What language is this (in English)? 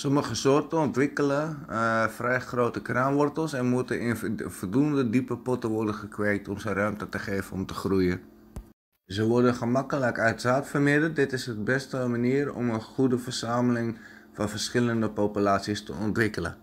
Dutch